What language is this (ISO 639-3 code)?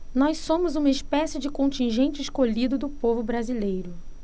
por